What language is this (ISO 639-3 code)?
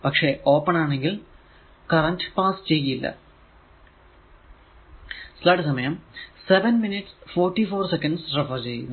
mal